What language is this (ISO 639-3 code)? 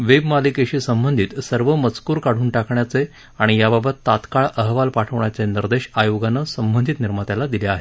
mar